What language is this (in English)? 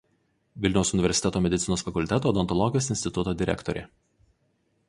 Lithuanian